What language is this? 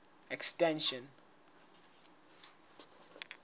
Southern Sotho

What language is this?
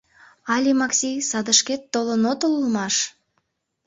Mari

